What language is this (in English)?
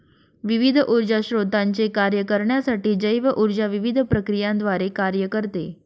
Marathi